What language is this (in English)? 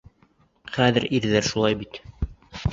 Bashkir